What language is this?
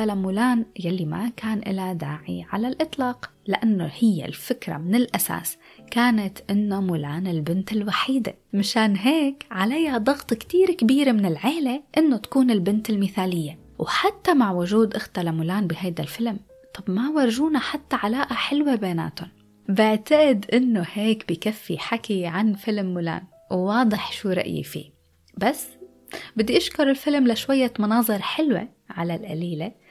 Arabic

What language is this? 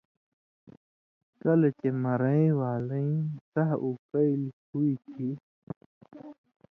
Indus Kohistani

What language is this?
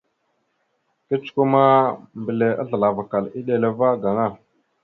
Mada (Cameroon)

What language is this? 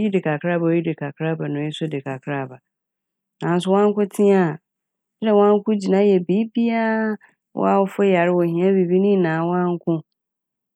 Akan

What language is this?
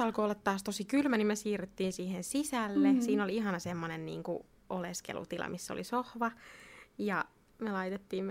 Finnish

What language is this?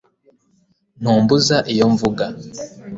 Kinyarwanda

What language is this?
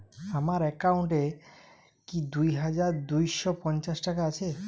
Bangla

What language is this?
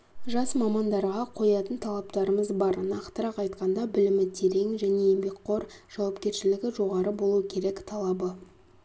Kazakh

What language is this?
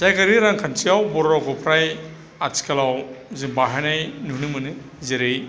Bodo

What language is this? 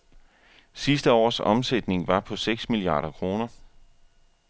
Danish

